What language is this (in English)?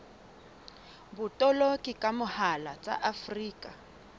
Southern Sotho